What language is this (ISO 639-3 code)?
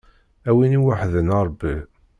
kab